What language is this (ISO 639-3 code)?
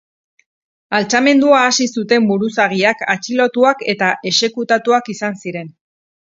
eus